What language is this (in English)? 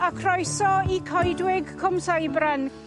Welsh